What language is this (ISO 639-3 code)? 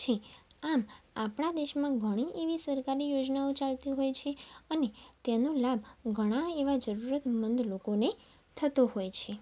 guj